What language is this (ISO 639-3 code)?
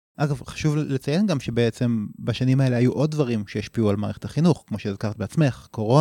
heb